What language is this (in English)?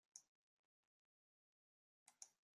Mongolian